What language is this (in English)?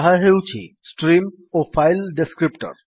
Odia